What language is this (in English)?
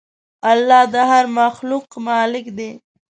Pashto